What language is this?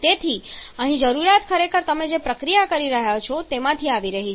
Gujarati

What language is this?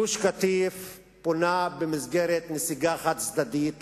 Hebrew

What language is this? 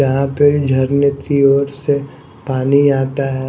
Hindi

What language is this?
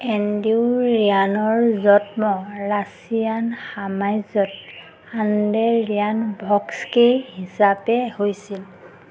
Assamese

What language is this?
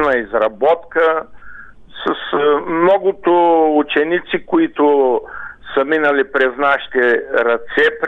Bulgarian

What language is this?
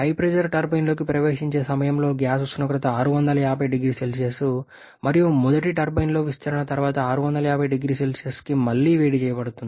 Telugu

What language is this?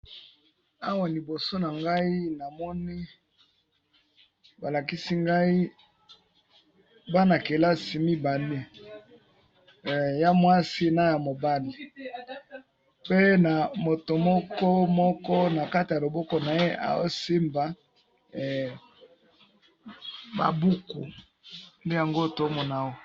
Lingala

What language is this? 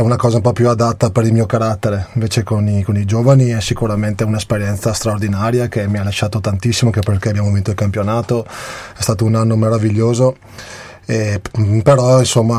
Italian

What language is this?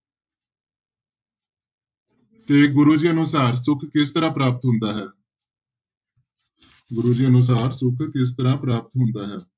Punjabi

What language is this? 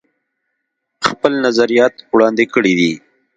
Pashto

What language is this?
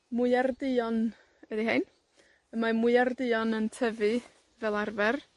Welsh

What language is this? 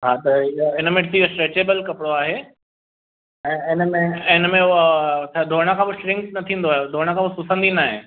Sindhi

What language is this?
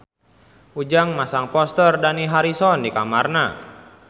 Sundanese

